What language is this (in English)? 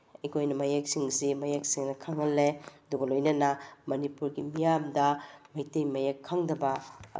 Manipuri